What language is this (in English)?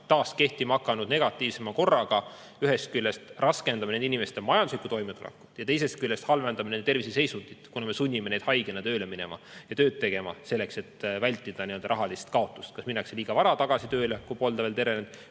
Estonian